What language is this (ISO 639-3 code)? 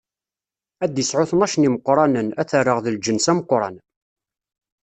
kab